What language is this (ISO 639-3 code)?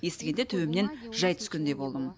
kaz